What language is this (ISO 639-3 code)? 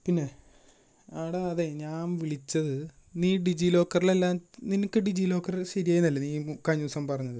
mal